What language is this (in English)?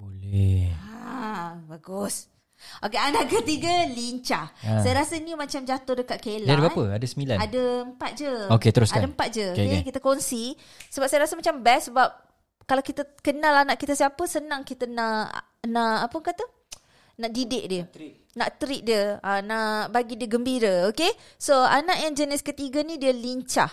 Malay